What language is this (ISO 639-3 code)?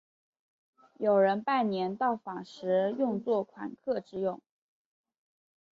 zho